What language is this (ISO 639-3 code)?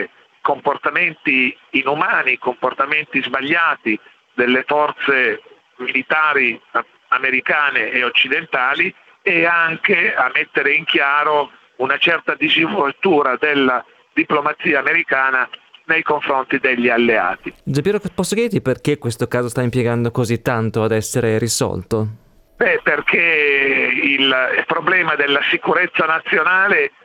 ita